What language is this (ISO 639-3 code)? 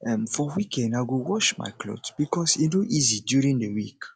pcm